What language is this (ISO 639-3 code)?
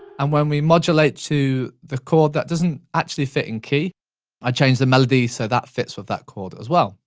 eng